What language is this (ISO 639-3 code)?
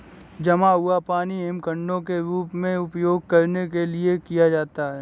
hin